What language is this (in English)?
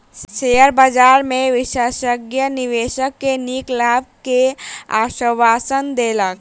Maithili